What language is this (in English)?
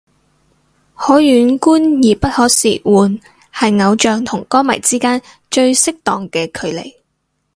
Cantonese